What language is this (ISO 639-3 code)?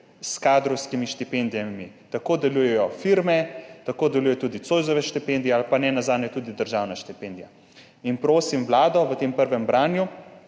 slv